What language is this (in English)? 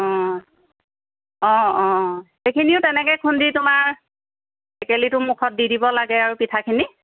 Assamese